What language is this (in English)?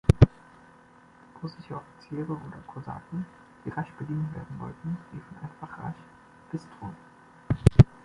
German